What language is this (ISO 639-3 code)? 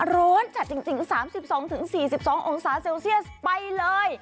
tha